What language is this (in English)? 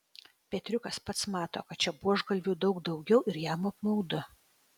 Lithuanian